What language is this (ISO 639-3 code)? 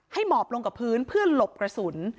tha